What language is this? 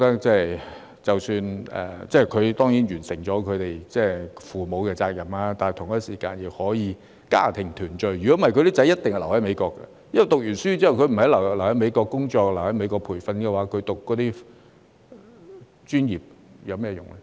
Cantonese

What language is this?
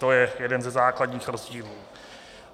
Czech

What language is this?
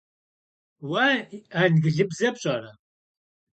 Kabardian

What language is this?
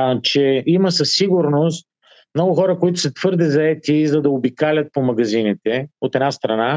Bulgarian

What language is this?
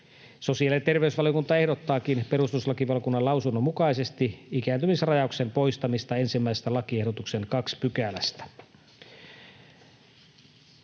Finnish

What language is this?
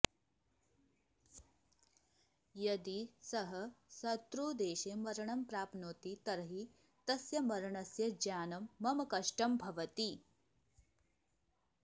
Sanskrit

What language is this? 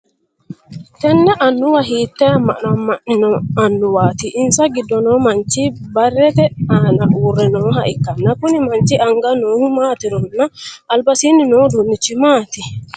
Sidamo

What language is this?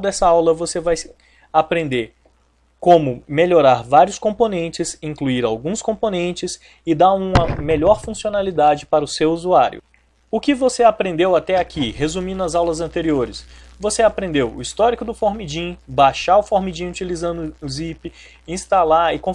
Portuguese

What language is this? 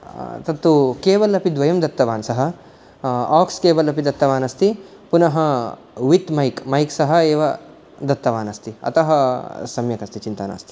Sanskrit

